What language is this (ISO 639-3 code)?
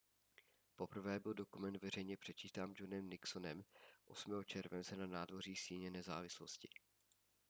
ces